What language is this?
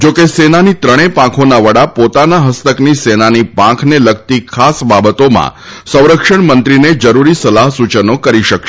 Gujarati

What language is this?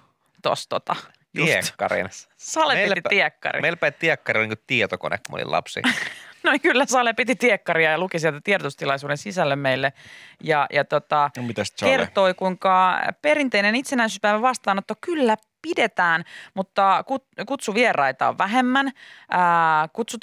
Finnish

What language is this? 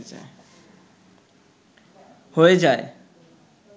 Bangla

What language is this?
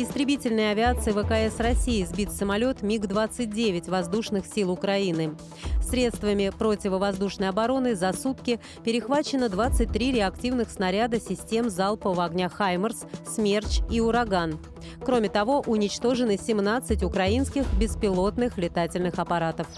Russian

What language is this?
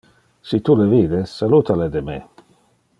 Interlingua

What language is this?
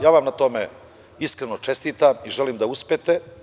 Serbian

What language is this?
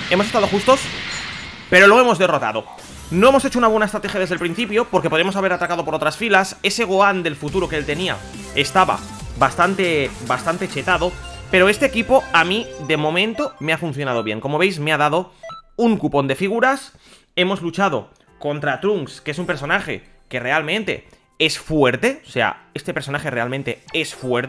Spanish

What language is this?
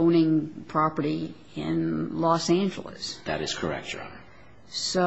English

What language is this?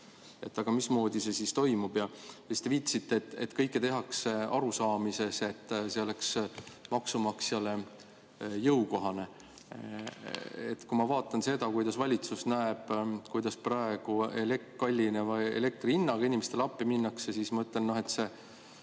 Estonian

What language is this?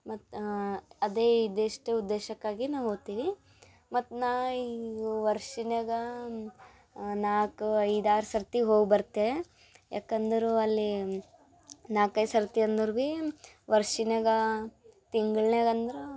Kannada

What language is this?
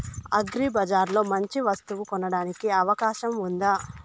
Telugu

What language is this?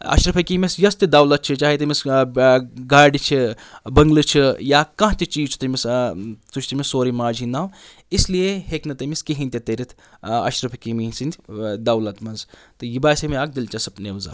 Kashmiri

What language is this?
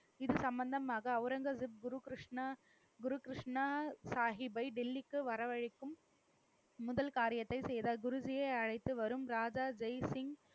Tamil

